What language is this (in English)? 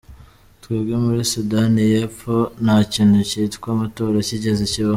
Kinyarwanda